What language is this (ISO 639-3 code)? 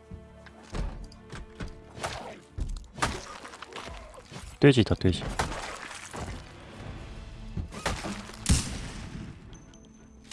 kor